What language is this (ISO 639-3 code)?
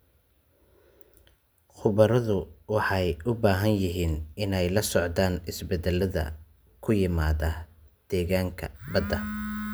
som